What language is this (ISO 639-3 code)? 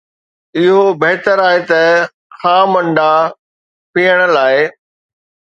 snd